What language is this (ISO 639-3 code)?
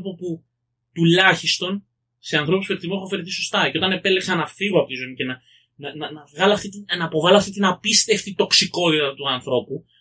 ell